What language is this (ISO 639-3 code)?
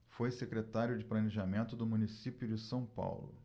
por